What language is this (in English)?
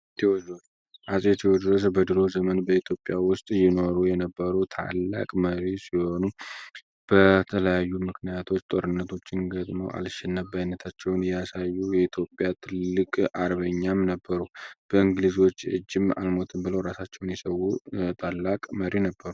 Amharic